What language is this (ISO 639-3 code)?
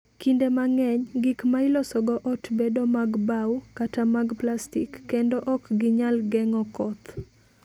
luo